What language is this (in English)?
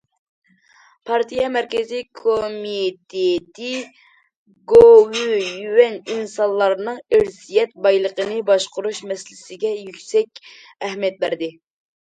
Uyghur